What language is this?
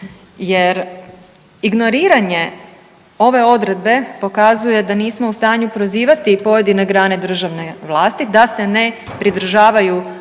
Croatian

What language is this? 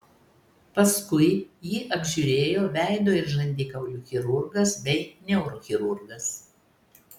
Lithuanian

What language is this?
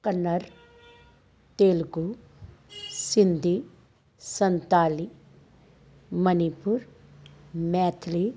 Punjabi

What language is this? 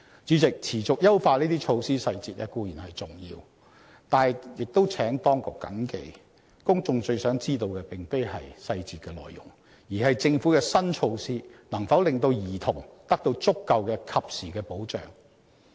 Cantonese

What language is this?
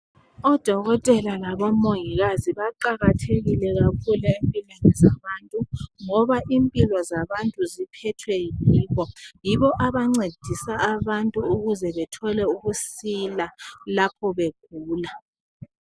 North Ndebele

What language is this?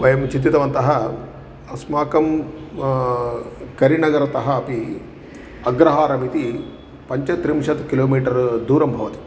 Sanskrit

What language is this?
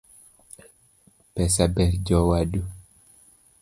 Luo (Kenya and Tanzania)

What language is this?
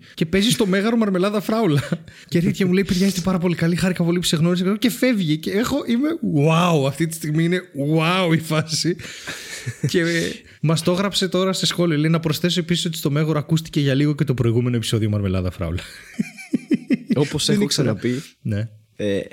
Greek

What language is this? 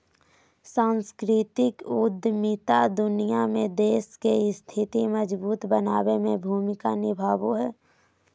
Magahi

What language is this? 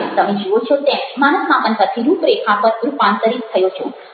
Gujarati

